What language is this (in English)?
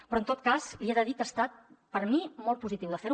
Catalan